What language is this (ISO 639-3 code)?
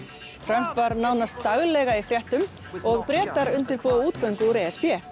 isl